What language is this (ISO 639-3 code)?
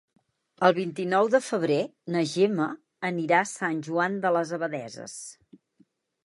cat